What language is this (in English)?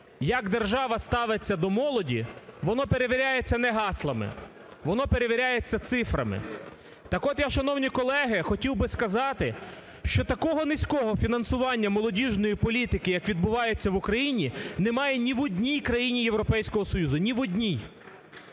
Ukrainian